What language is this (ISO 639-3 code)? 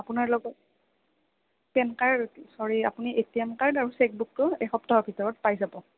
asm